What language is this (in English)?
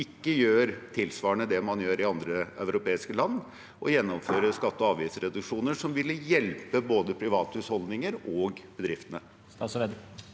Norwegian